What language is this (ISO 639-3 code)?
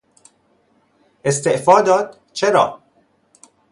fas